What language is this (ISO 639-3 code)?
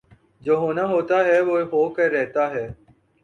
urd